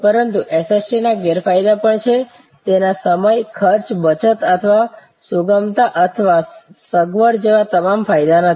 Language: Gujarati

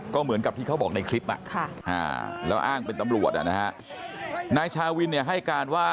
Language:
Thai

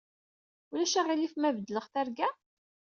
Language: Kabyle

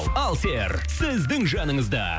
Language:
Kazakh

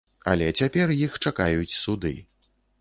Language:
Belarusian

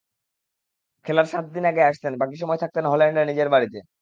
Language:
Bangla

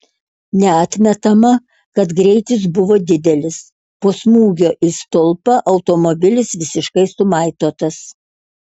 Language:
Lithuanian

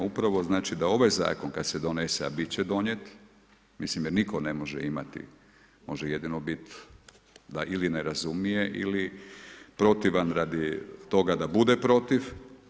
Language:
Croatian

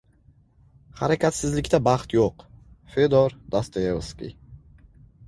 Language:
Uzbek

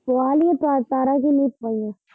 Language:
Punjabi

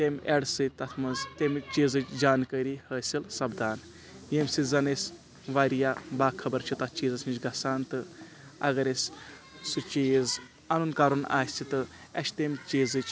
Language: Kashmiri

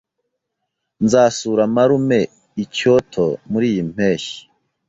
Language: Kinyarwanda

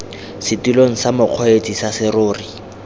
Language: Tswana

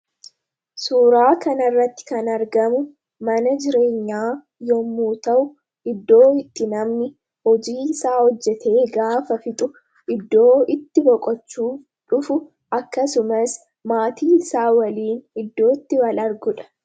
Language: Oromo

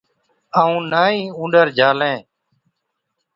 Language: Od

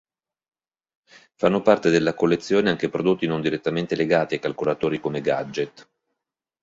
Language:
Italian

